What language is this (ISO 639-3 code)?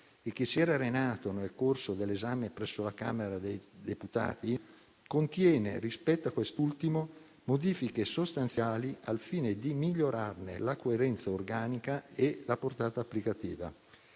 ita